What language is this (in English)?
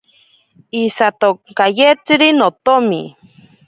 Ashéninka Perené